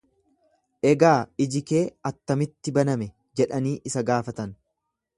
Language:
Oromo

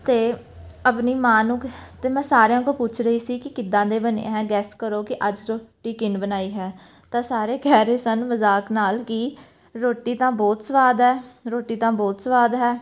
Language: Punjabi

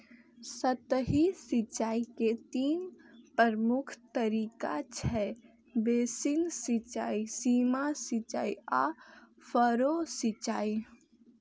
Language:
Maithili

